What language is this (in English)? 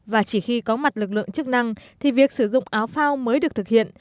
Vietnamese